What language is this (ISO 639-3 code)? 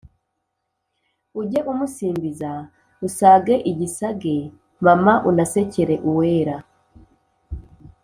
kin